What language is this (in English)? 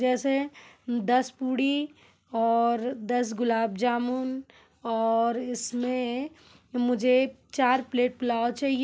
Hindi